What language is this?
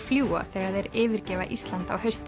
Icelandic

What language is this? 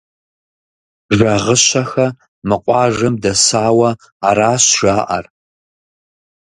Kabardian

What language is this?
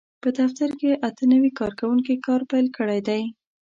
Pashto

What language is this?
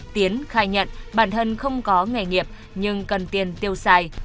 Vietnamese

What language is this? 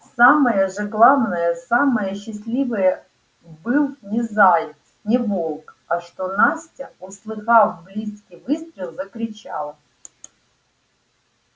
Russian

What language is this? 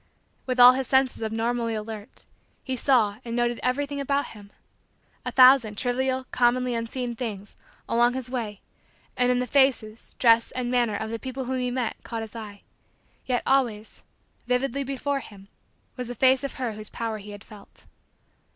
English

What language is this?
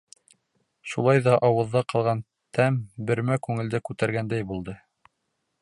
Bashkir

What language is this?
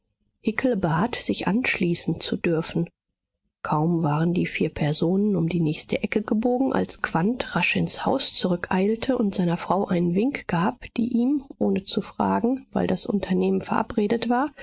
German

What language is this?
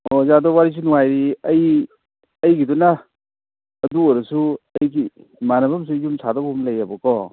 Manipuri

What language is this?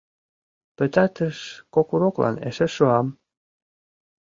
Mari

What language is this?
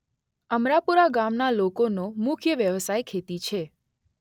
Gujarati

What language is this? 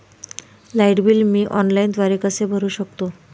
Marathi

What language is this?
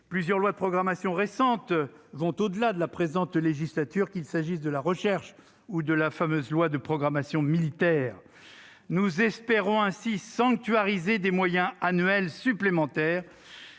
French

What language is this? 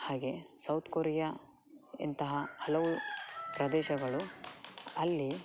Kannada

